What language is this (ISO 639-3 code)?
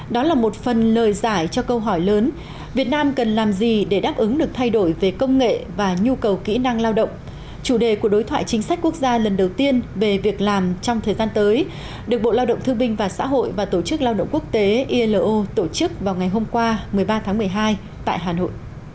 vie